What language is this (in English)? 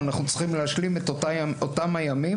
Hebrew